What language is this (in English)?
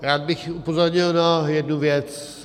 Czech